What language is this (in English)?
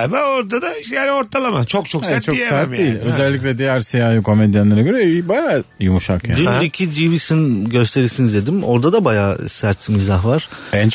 Turkish